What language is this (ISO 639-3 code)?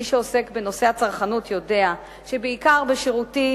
heb